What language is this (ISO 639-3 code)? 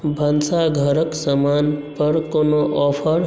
mai